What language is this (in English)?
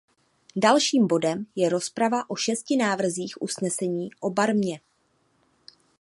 Czech